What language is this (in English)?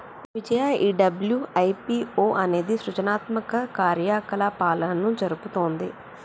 Telugu